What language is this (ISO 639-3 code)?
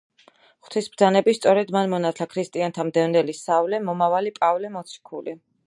kat